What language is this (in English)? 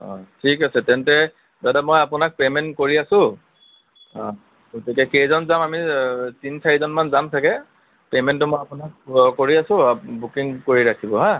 Assamese